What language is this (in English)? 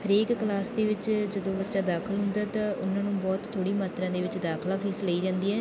Punjabi